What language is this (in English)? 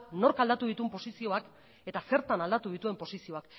Basque